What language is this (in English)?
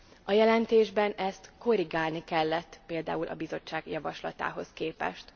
Hungarian